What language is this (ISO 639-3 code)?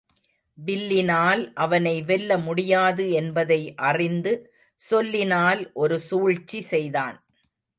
tam